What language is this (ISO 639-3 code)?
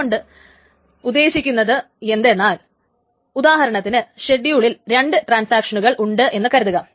mal